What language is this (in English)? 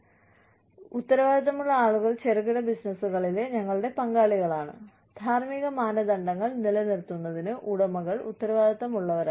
Malayalam